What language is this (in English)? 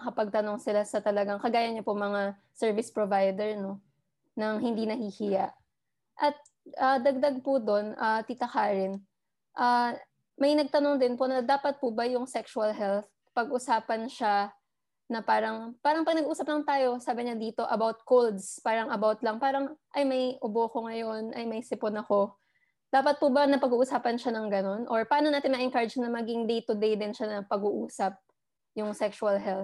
Filipino